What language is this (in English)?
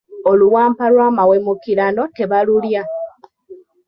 Ganda